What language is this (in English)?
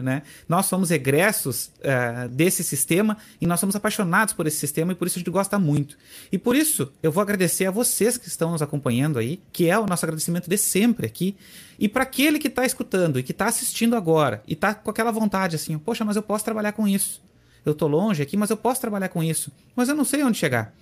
Portuguese